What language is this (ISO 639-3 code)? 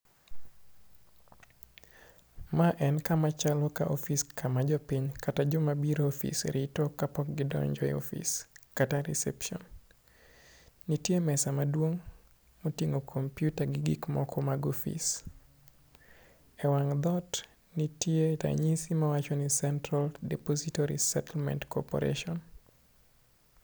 luo